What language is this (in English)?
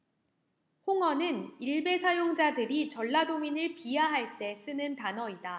Korean